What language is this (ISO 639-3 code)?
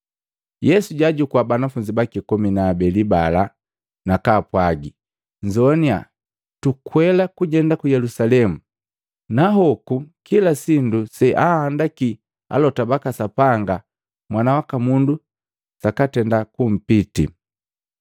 mgv